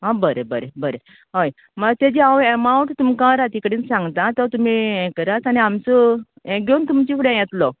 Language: Konkani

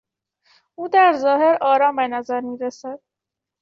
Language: Persian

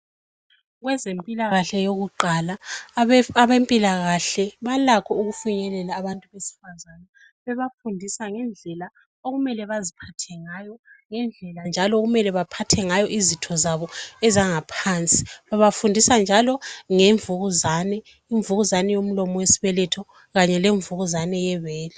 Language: North Ndebele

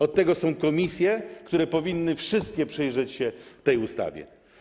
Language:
Polish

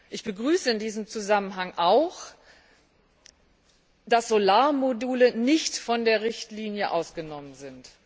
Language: German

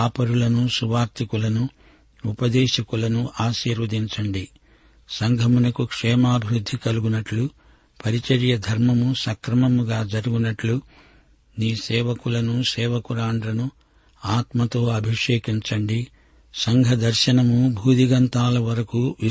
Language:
Telugu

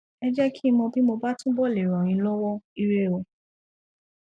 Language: Yoruba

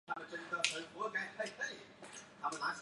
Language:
Chinese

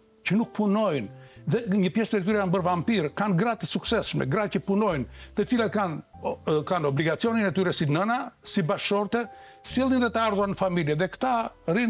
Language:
Romanian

